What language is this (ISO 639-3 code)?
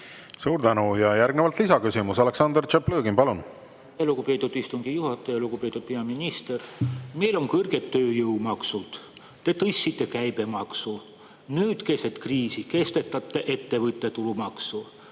est